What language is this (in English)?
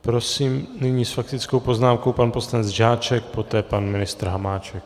Czech